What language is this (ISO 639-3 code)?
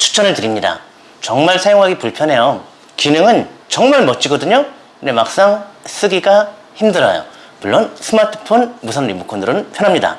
kor